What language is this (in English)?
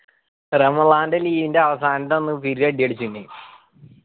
Malayalam